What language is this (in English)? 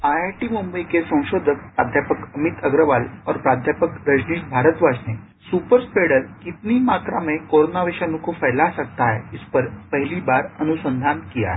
Hindi